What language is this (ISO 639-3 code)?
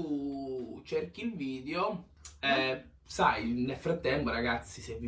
ita